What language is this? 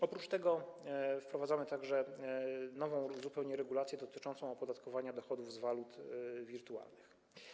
Polish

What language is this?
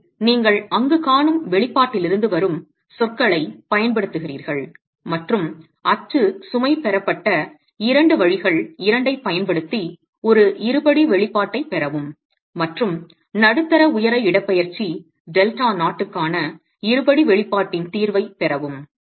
Tamil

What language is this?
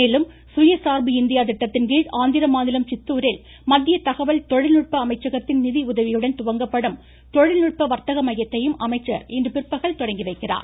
Tamil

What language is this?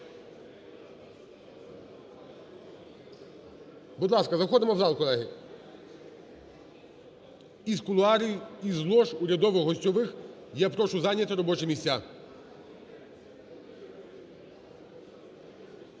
Ukrainian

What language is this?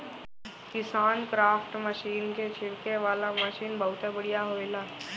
Bhojpuri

